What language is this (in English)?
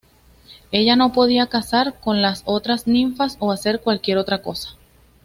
Spanish